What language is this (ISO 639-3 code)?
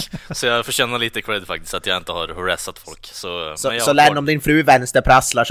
swe